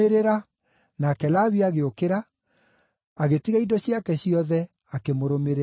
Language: Kikuyu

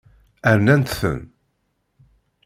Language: Kabyle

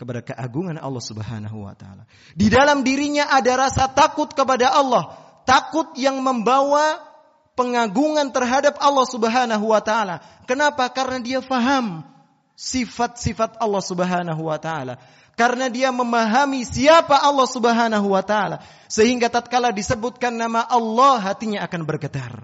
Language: Indonesian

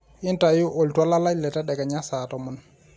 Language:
Masai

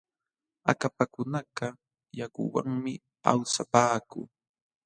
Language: Jauja Wanca Quechua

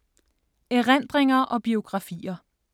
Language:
Danish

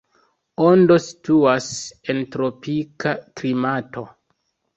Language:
Esperanto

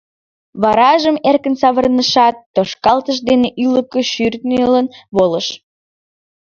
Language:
Mari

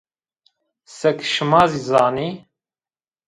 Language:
Zaza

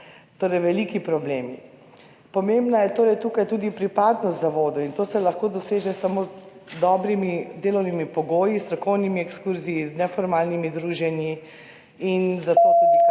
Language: Slovenian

